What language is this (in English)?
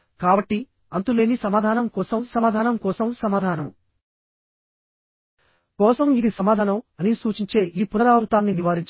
Telugu